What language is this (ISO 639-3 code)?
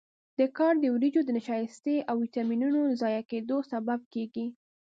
pus